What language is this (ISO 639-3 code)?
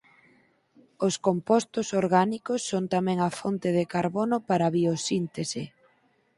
glg